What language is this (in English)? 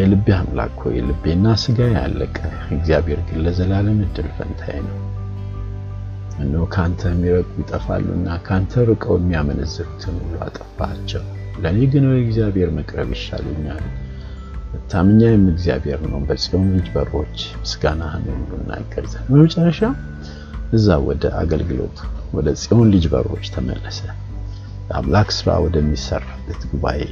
Amharic